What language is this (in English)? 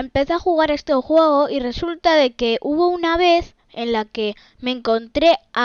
Spanish